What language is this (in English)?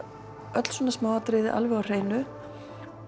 Icelandic